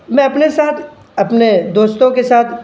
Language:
Urdu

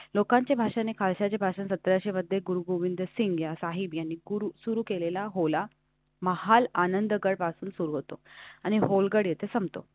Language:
Marathi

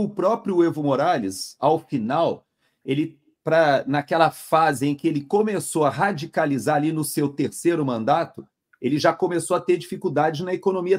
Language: Portuguese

